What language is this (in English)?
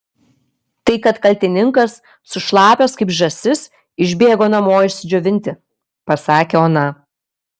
Lithuanian